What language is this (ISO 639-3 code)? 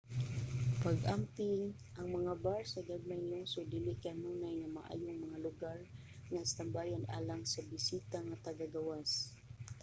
ceb